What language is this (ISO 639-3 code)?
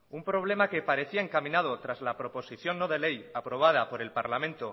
spa